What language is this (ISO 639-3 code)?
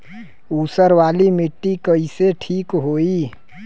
bho